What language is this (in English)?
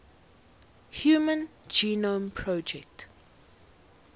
English